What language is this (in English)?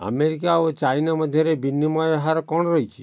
Odia